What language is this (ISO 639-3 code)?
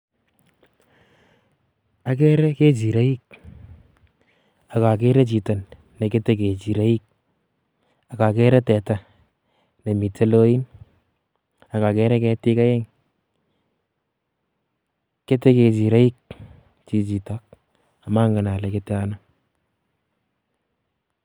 kln